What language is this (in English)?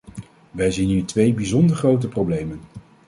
Dutch